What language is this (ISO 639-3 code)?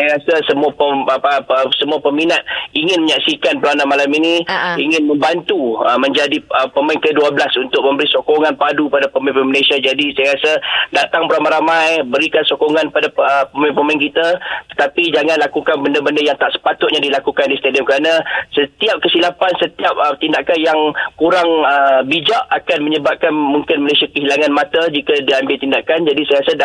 msa